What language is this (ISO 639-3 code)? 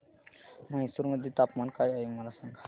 mar